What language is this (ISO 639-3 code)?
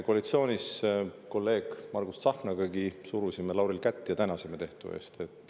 est